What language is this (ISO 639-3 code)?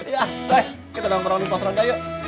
ind